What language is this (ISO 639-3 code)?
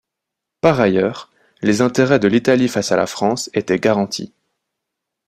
fra